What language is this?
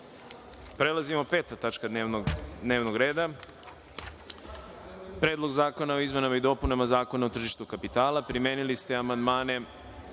Serbian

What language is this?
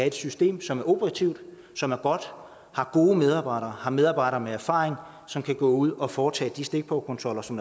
Danish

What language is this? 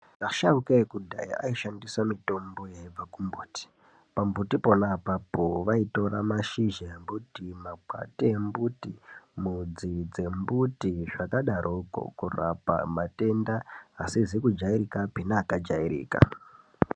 Ndau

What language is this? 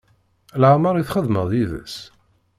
Kabyle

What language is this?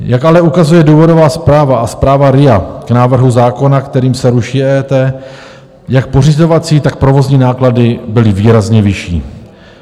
Czech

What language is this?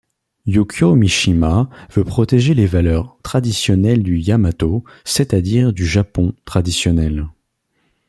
French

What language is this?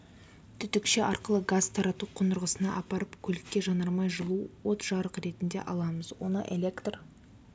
Kazakh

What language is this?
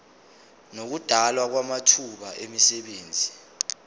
Zulu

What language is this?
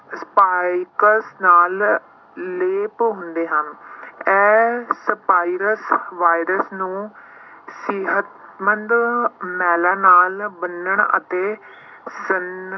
Punjabi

